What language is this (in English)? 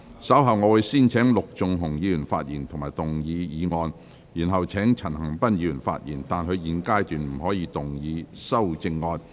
Cantonese